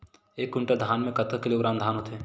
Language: Chhattisgarhi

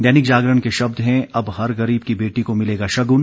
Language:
Hindi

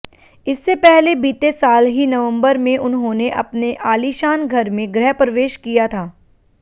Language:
Hindi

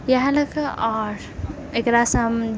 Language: Maithili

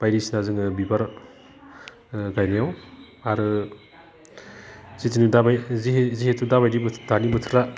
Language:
Bodo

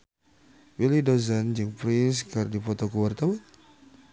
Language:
Sundanese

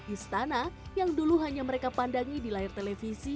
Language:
Indonesian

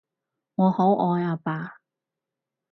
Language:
Cantonese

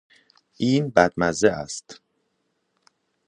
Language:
Persian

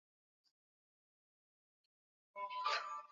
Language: Swahili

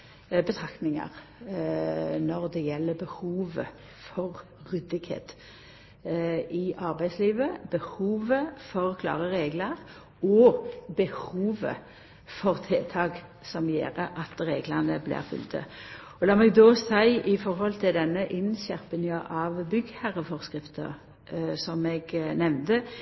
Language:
Norwegian Nynorsk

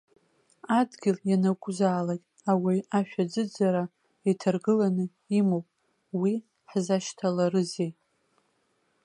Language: Abkhazian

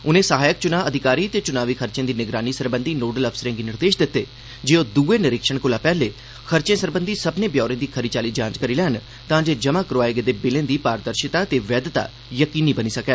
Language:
Dogri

